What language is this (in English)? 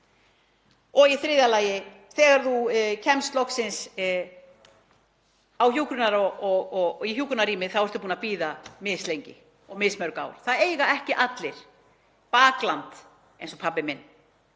Icelandic